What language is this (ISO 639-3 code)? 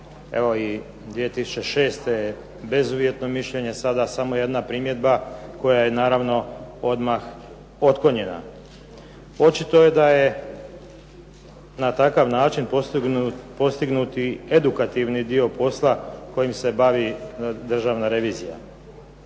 hrv